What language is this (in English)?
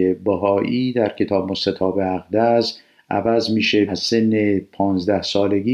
Persian